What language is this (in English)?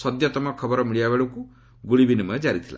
Odia